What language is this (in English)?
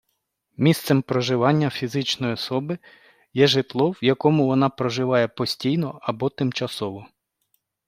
Ukrainian